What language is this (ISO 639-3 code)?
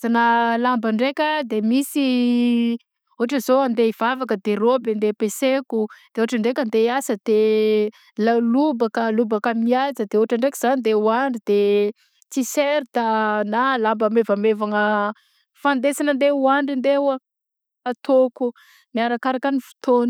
bzc